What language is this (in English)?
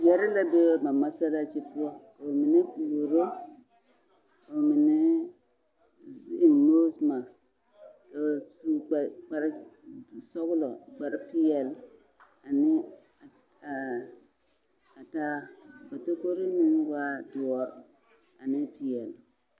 Southern Dagaare